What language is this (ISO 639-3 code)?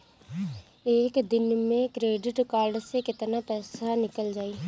bho